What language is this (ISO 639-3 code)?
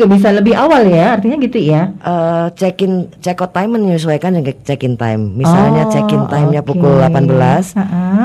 ind